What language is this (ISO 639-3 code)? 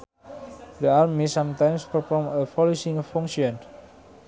sun